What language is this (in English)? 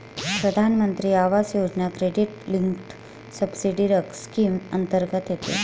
Marathi